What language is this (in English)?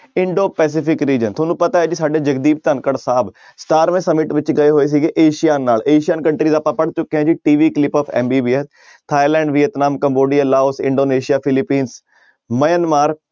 Punjabi